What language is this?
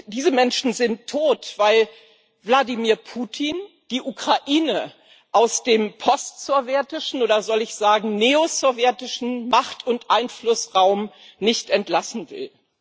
German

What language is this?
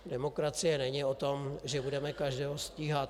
Czech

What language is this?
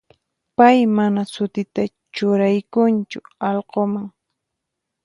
Puno Quechua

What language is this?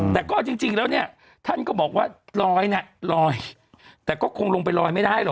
Thai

